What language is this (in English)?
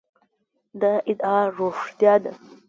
Pashto